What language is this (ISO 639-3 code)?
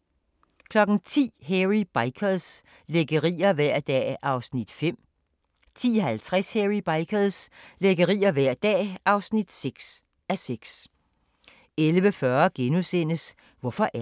dan